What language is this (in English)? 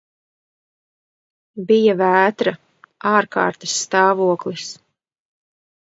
Latvian